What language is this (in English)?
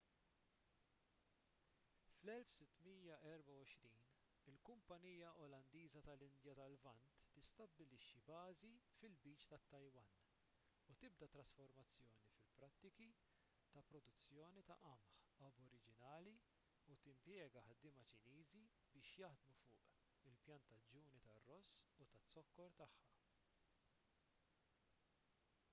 Maltese